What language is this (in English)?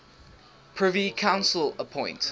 English